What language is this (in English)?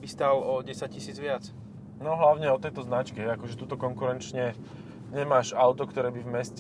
Slovak